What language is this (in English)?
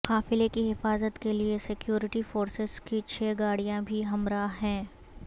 Urdu